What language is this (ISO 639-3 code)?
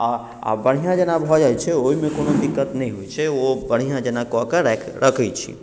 mai